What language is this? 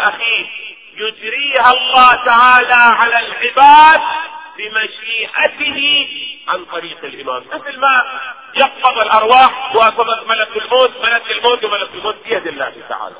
Arabic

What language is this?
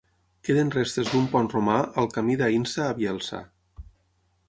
Catalan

